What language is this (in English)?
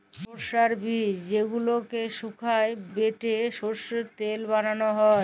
Bangla